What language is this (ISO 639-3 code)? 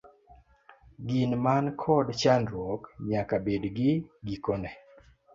luo